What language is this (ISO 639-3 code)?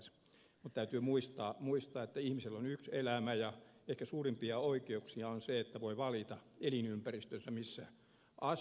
fin